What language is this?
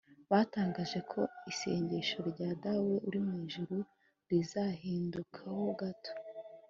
Kinyarwanda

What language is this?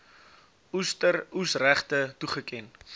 Afrikaans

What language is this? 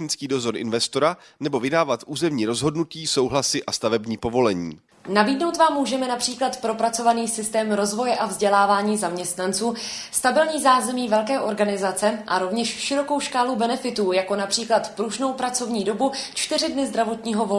Czech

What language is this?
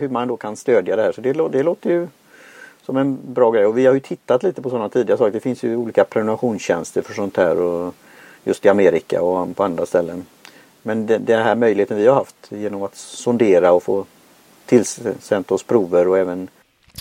Swedish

